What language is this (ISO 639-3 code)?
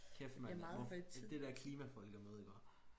dan